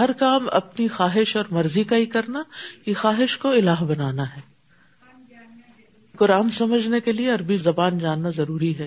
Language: Urdu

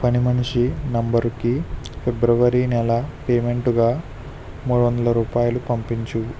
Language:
Telugu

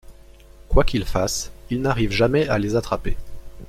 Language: French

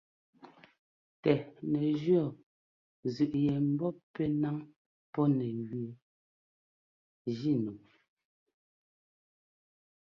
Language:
Ngomba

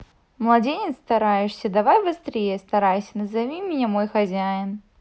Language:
Russian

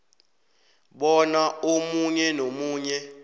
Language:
South Ndebele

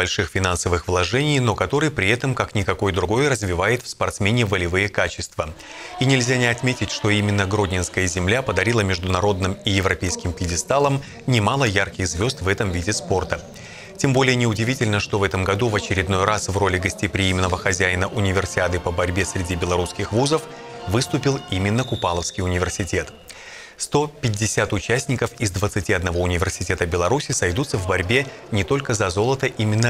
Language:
Russian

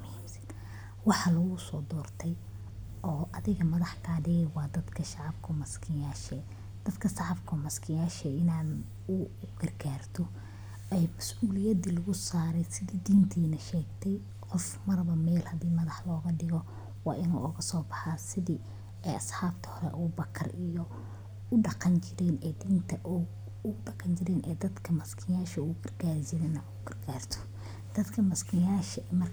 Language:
Somali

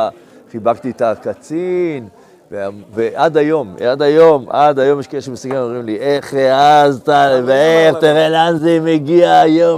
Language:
Hebrew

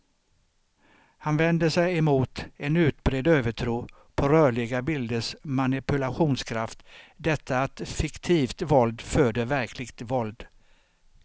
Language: Swedish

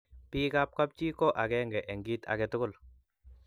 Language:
Kalenjin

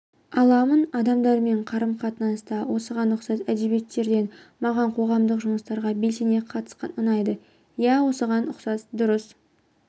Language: Kazakh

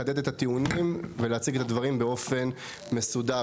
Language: Hebrew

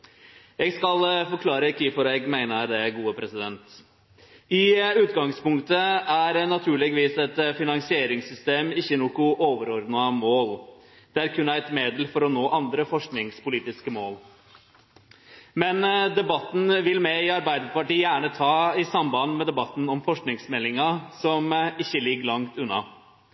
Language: Norwegian Nynorsk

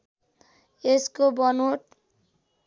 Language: Nepali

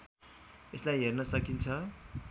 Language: Nepali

